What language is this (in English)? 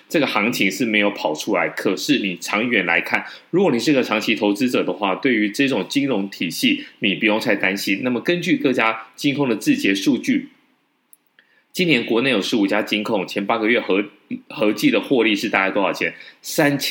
Chinese